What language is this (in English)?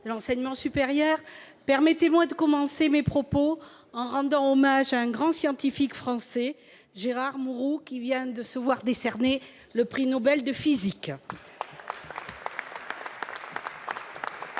French